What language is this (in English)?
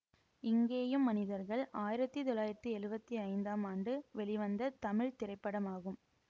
Tamil